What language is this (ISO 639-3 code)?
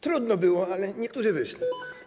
pol